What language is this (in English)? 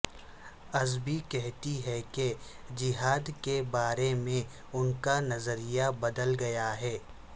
Urdu